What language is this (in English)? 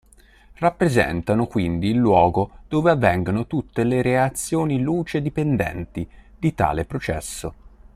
Italian